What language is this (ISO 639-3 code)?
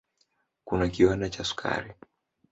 swa